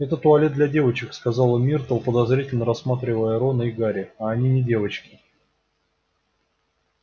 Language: Russian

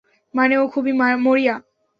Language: Bangla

